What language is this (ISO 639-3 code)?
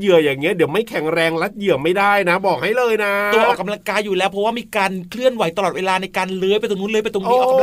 tha